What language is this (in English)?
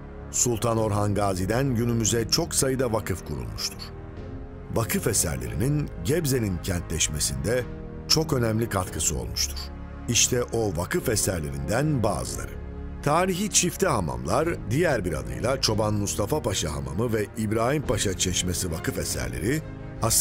Turkish